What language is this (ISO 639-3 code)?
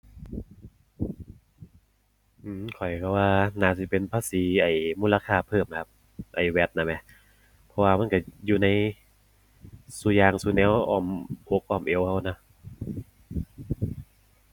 tha